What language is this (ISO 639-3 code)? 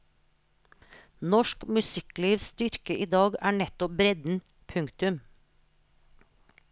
nor